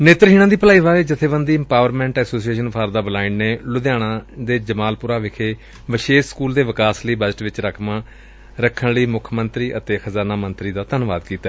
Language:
Punjabi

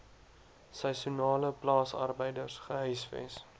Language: Afrikaans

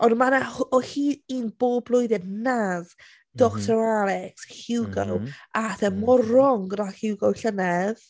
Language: Welsh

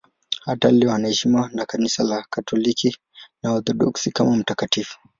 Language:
Swahili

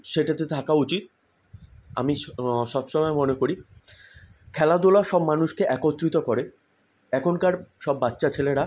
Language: Bangla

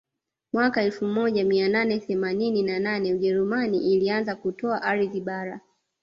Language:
Swahili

